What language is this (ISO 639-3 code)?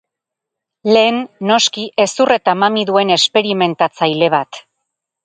eus